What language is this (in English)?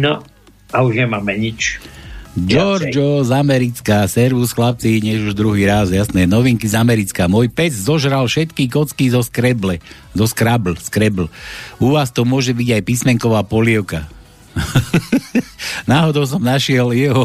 Slovak